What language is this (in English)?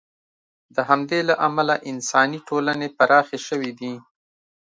Pashto